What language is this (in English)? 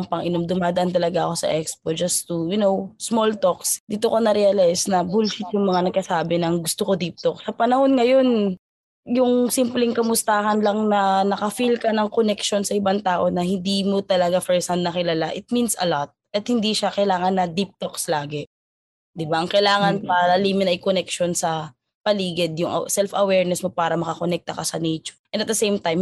Filipino